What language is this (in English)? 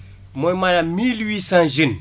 Wolof